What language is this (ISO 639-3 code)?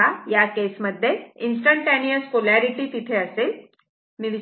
mar